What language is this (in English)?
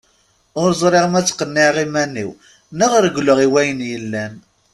Kabyle